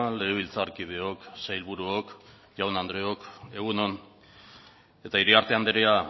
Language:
Basque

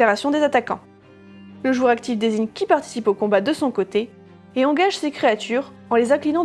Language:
French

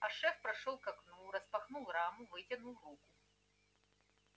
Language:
Russian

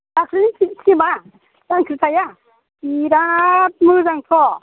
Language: Bodo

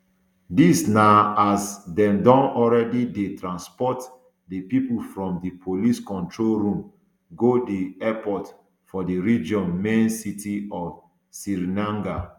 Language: Nigerian Pidgin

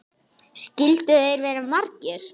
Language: Icelandic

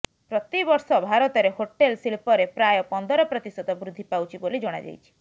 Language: Odia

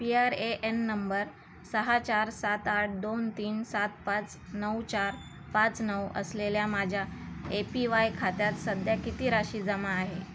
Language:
Marathi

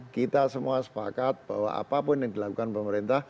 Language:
Indonesian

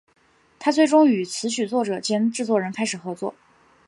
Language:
Chinese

